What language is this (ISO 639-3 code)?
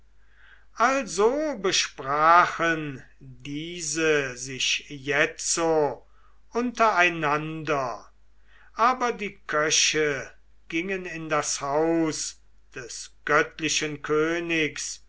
deu